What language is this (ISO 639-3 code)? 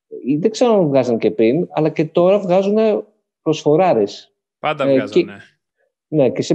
ell